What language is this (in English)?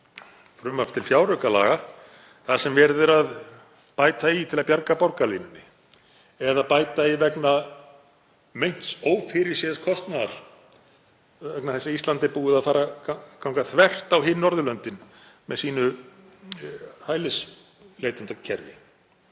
Icelandic